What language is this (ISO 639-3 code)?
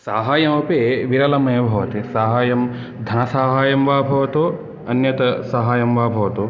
san